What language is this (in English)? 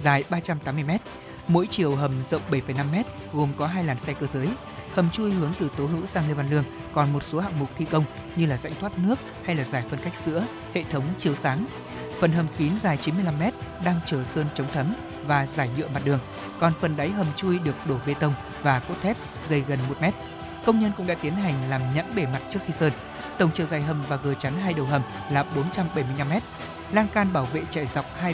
Vietnamese